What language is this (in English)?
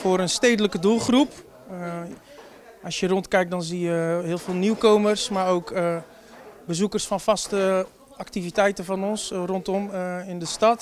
Dutch